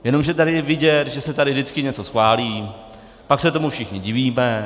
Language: Czech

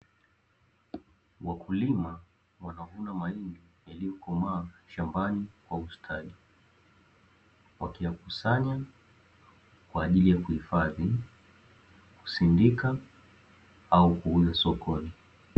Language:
Swahili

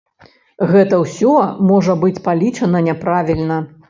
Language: Belarusian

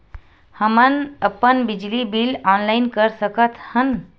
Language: Chhattisgarhi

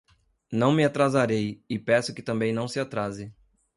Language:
Portuguese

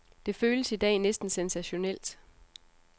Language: Danish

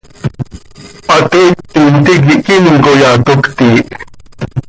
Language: Seri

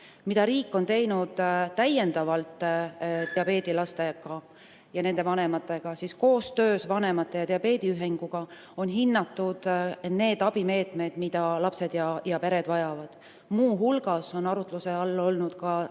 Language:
Estonian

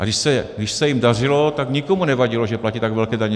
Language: Czech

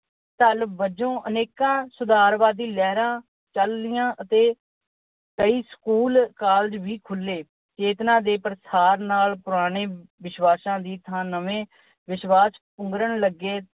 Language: Punjabi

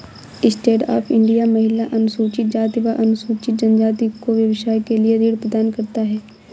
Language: Hindi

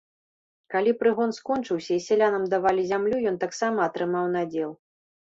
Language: Belarusian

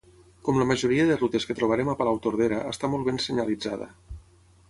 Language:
Catalan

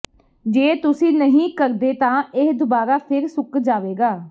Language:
Punjabi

